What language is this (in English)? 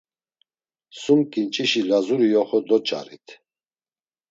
Laz